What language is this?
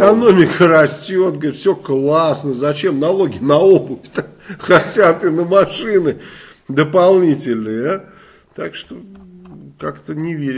Russian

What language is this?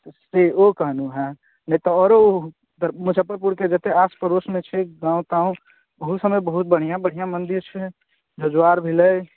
Maithili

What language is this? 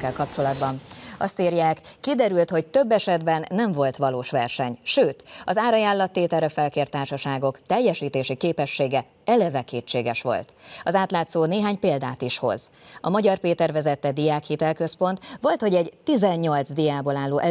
Hungarian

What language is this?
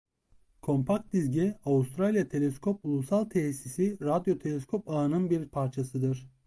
Turkish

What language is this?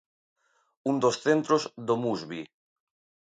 Galician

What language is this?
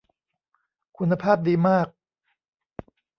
Thai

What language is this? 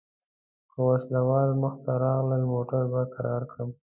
Pashto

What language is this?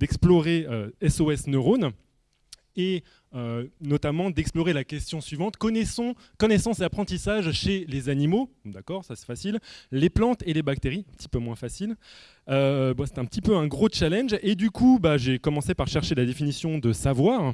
French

